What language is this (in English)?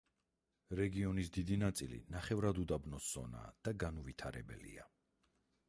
Georgian